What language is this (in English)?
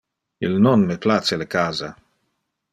Interlingua